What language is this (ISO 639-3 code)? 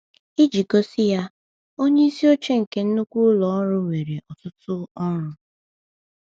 ibo